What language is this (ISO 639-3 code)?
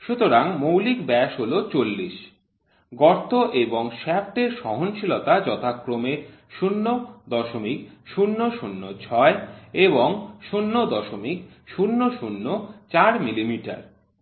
ben